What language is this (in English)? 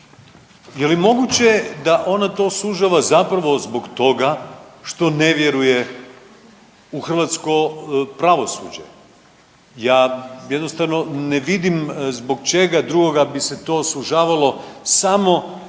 Croatian